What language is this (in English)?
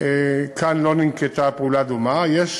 Hebrew